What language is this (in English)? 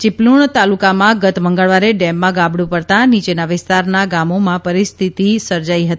Gujarati